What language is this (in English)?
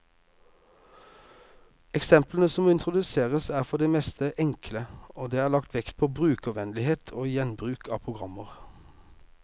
Norwegian